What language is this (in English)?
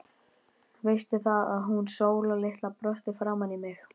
Icelandic